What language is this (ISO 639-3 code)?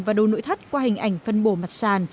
vie